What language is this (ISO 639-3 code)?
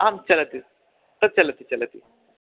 san